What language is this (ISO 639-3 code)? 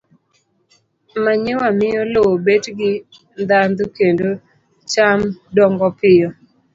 luo